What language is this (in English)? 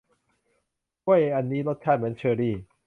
Thai